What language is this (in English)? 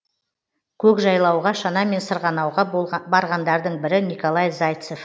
Kazakh